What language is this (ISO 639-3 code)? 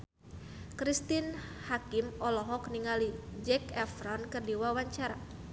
sun